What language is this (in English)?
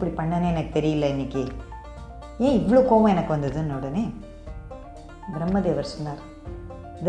Tamil